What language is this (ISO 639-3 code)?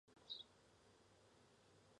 zho